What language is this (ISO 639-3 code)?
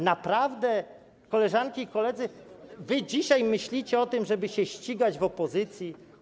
pol